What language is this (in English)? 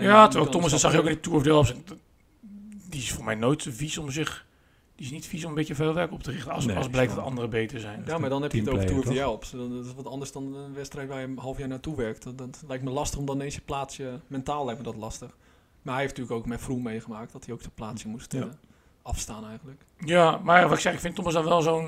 Dutch